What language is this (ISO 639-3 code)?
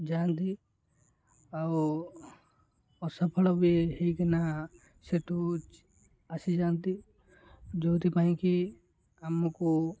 ori